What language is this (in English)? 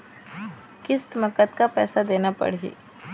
Chhattisgarhi